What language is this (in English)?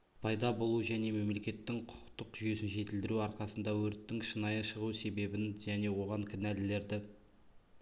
Kazakh